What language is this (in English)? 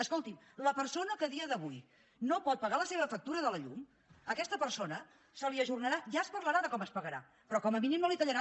Catalan